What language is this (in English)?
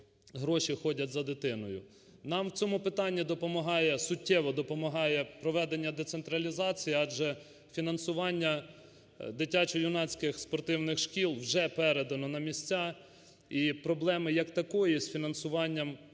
Ukrainian